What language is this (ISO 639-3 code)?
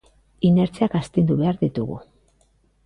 eus